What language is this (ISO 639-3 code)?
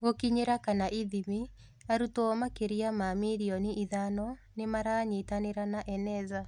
kik